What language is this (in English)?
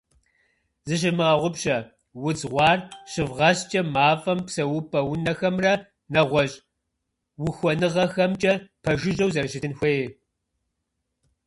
Kabardian